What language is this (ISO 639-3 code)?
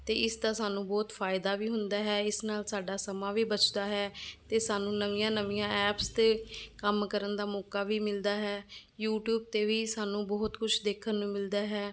pan